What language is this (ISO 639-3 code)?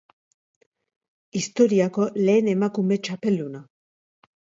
eus